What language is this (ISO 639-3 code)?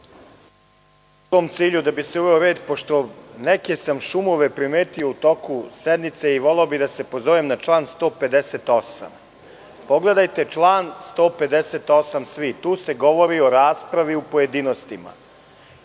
srp